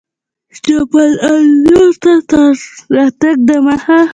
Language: Pashto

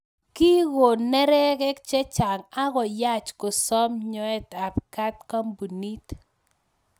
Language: Kalenjin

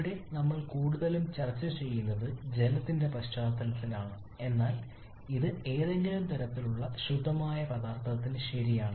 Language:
Malayalam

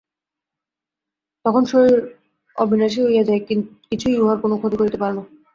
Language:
Bangla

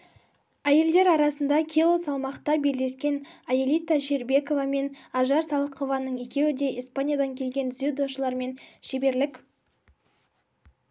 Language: Kazakh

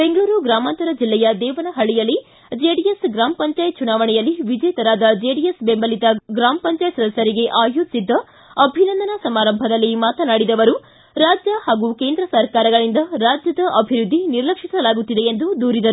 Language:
Kannada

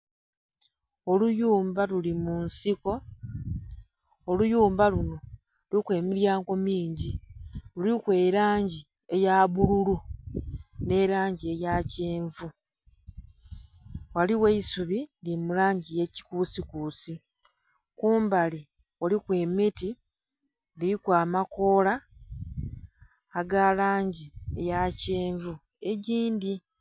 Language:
Soga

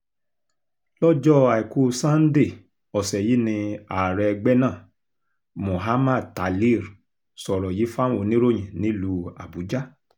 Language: Yoruba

